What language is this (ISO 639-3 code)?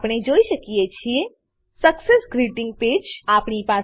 guj